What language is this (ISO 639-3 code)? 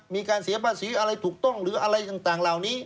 tha